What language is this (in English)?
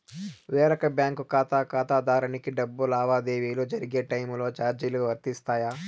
Telugu